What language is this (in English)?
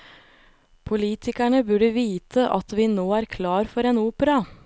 Norwegian